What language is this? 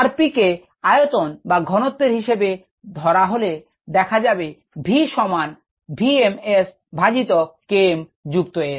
Bangla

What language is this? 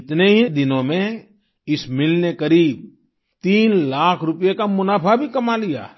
Hindi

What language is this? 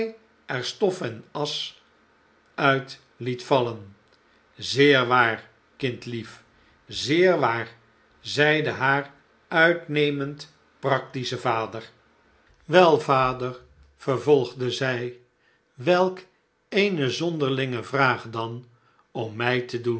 Dutch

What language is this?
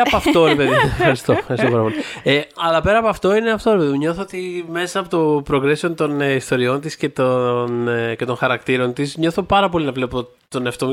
Greek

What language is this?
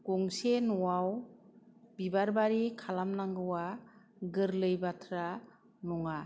Bodo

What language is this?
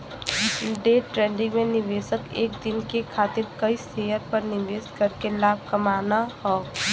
Bhojpuri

